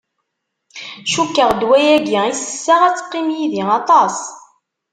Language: Kabyle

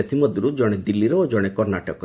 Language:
Odia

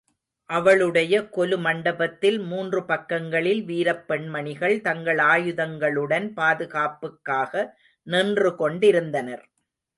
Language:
Tamil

